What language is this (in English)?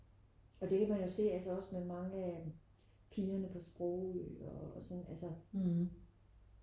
Danish